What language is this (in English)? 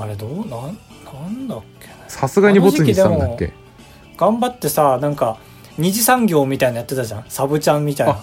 Japanese